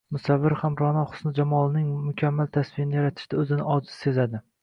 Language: Uzbek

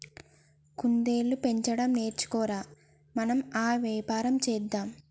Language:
Telugu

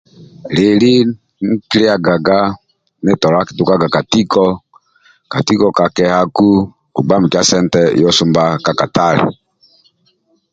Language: Amba (Uganda)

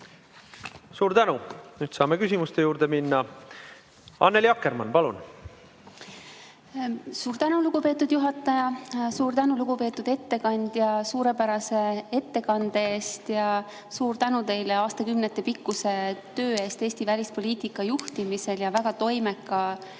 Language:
Estonian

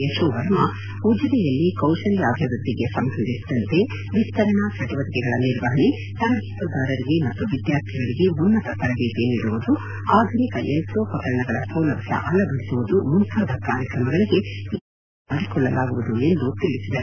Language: Kannada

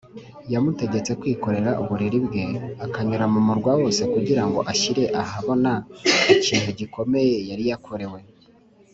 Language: Kinyarwanda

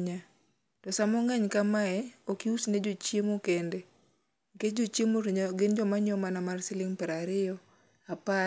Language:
Luo (Kenya and Tanzania)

